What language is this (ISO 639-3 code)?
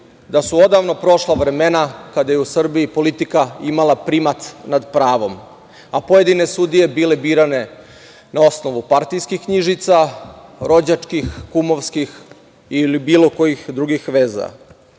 srp